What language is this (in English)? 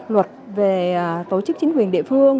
Vietnamese